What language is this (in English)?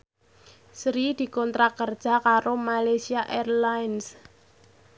Javanese